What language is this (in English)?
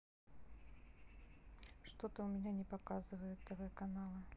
Russian